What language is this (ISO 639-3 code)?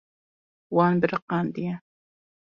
kur